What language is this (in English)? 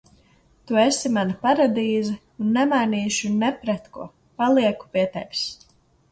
Latvian